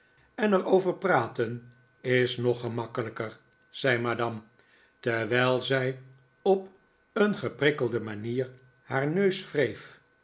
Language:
Dutch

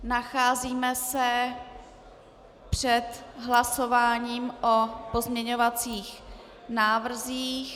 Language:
Czech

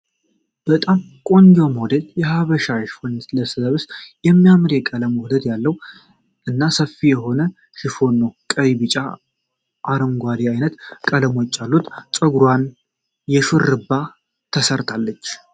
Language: Amharic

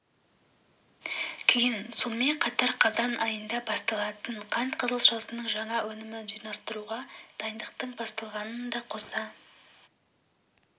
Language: Kazakh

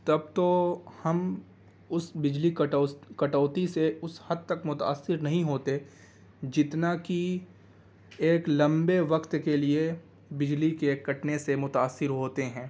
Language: Urdu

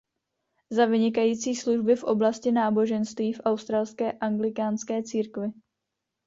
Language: Czech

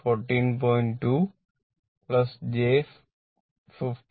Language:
Malayalam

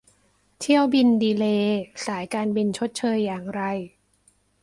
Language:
Thai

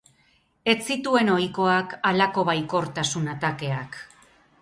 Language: Basque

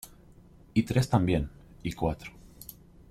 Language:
Spanish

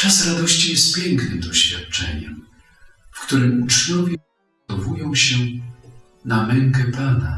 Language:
Polish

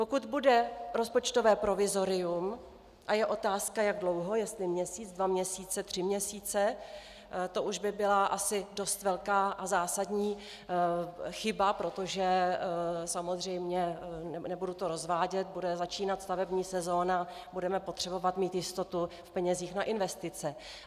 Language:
Czech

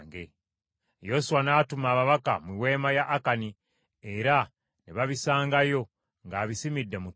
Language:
Ganda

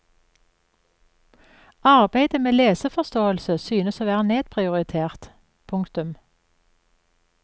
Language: Norwegian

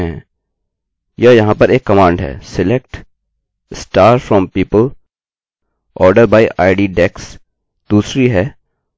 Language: Hindi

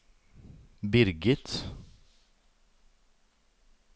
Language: Norwegian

